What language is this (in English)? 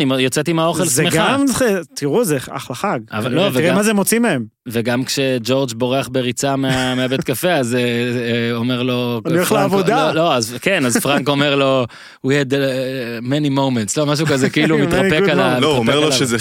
Hebrew